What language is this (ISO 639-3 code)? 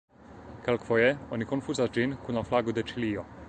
epo